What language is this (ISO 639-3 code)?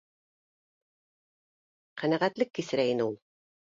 bak